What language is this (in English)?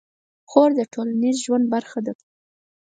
Pashto